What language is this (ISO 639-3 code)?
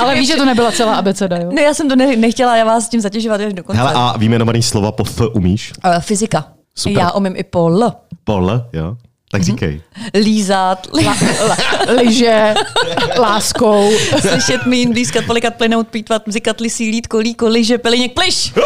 ces